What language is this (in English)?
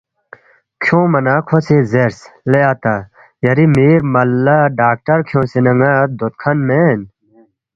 Balti